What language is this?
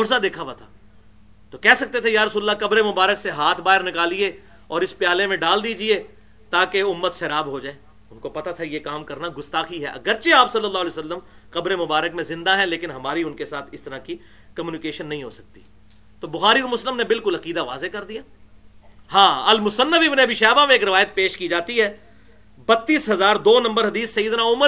Urdu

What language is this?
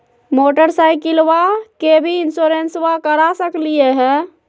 Magahi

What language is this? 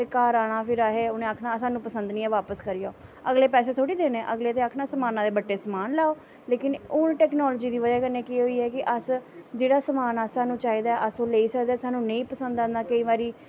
Dogri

